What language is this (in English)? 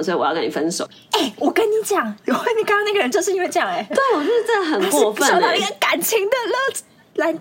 Chinese